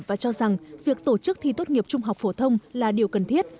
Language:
Vietnamese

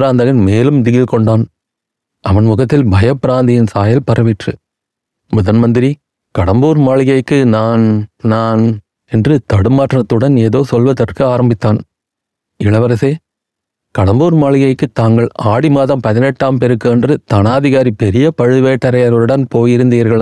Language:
Tamil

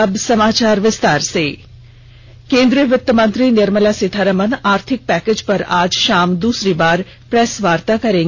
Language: Hindi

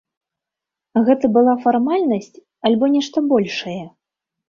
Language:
Belarusian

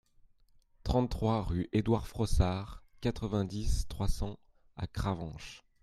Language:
French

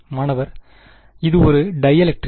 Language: Tamil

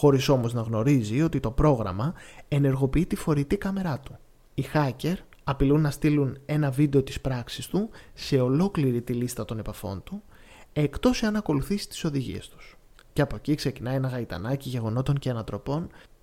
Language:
Greek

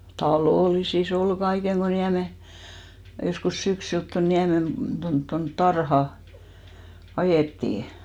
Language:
Finnish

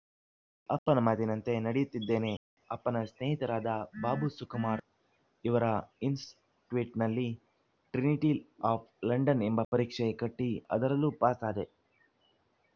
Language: Kannada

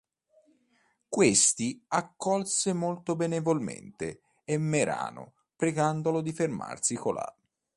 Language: Italian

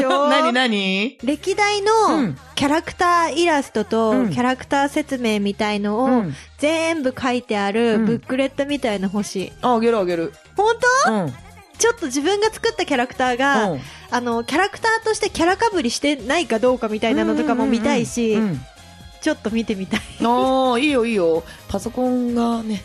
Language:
Japanese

